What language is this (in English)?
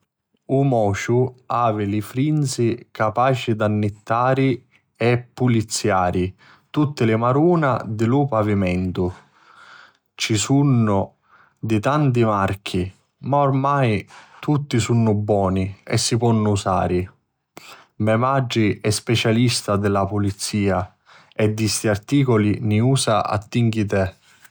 Sicilian